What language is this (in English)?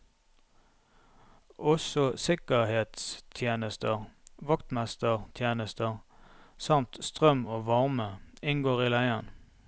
Norwegian